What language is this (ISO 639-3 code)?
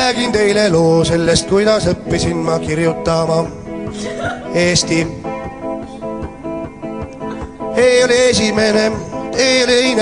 ita